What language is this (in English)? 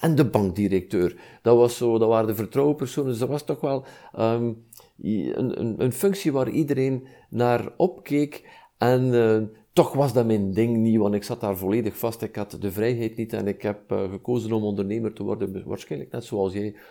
Dutch